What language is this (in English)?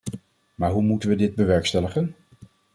Dutch